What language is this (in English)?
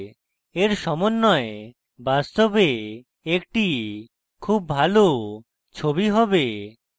Bangla